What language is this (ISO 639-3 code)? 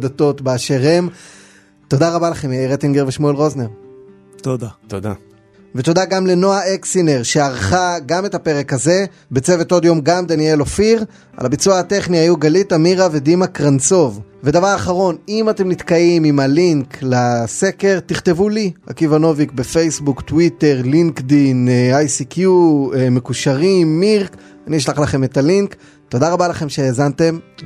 heb